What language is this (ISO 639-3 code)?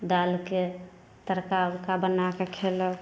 mai